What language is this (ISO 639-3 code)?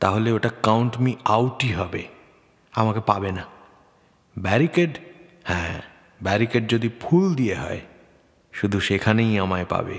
ben